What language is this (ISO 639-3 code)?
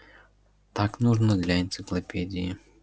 rus